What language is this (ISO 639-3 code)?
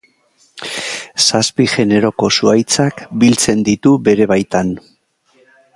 eus